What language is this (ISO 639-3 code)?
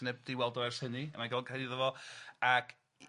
cym